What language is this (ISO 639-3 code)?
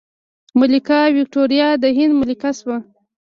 pus